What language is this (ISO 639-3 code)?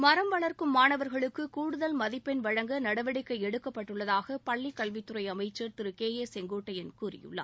tam